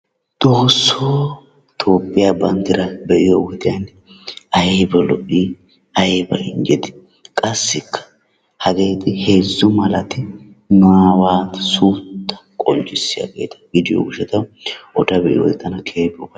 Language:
Wolaytta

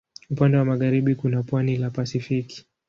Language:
Swahili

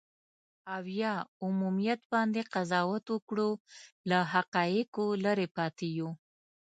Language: Pashto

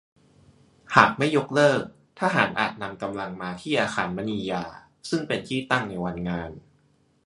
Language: Thai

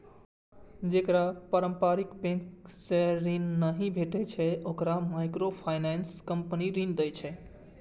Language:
Maithili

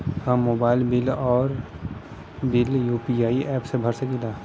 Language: Bhojpuri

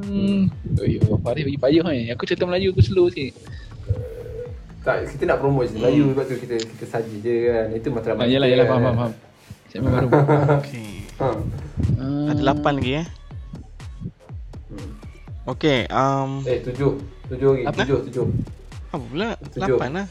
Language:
Malay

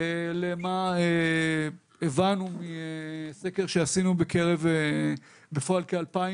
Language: Hebrew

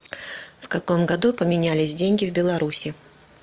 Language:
Russian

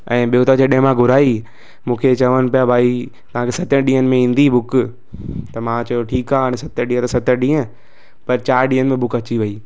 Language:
Sindhi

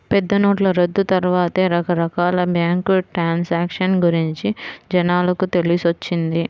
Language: Telugu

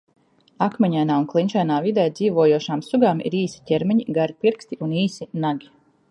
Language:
Latvian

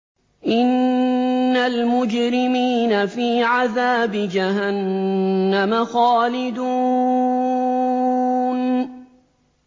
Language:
Arabic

